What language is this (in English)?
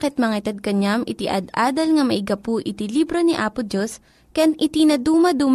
Filipino